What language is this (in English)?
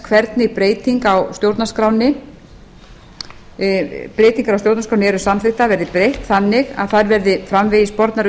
Icelandic